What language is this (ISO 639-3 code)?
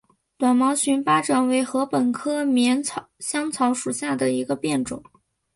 zho